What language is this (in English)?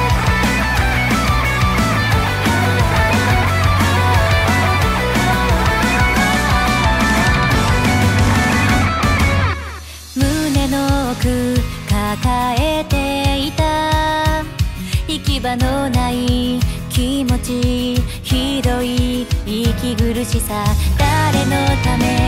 Japanese